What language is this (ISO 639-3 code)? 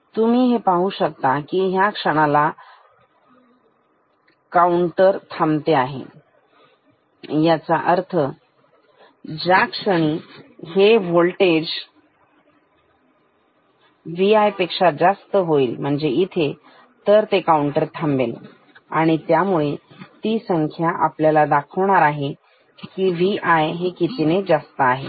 mar